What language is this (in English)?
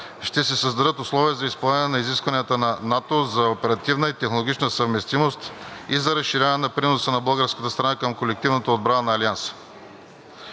Bulgarian